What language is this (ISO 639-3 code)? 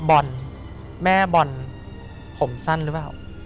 tha